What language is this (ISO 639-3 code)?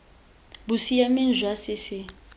tsn